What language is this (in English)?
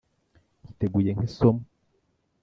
Kinyarwanda